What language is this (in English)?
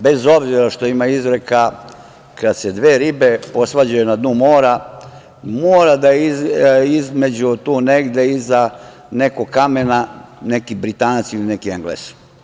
Serbian